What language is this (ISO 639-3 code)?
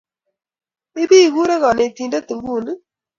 kln